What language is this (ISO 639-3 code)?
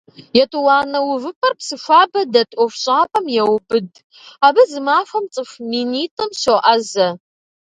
kbd